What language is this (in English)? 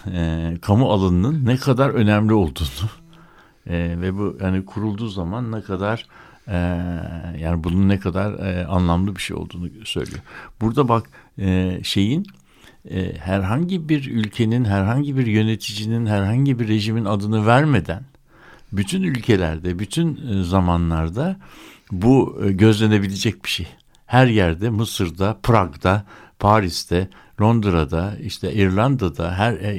Turkish